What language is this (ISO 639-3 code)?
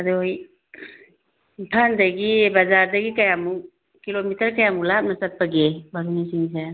mni